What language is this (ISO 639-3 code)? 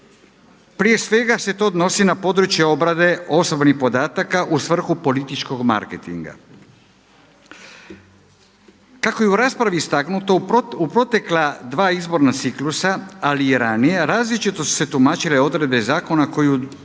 hrv